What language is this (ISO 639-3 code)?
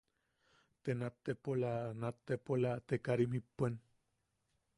yaq